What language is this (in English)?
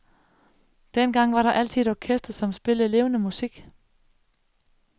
Danish